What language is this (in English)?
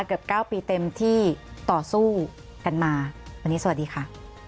Thai